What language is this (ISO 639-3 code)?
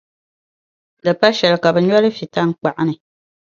dag